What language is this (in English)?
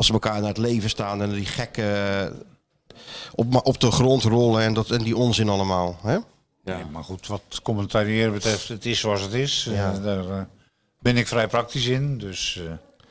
Dutch